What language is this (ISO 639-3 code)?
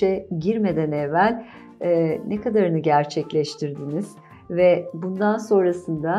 tur